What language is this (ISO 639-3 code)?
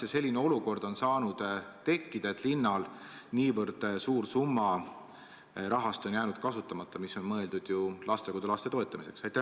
est